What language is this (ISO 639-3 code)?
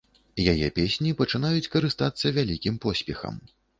bel